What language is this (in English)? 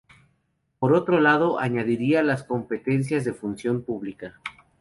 Spanish